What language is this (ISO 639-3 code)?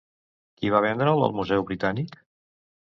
cat